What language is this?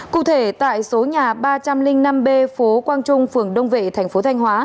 Vietnamese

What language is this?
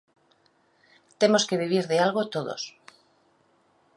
Galician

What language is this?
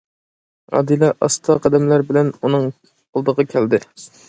Uyghur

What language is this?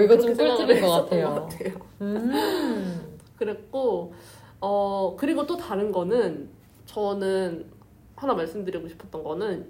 Korean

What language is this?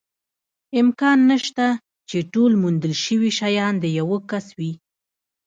Pashto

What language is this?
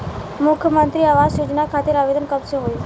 Bhojpuri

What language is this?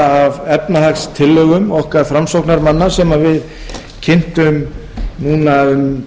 Icelandic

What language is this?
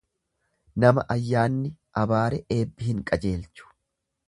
Oromo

